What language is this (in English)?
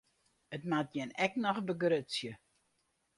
Western Frisian